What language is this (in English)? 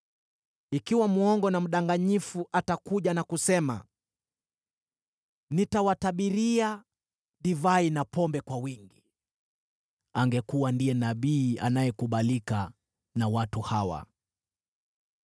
Swahili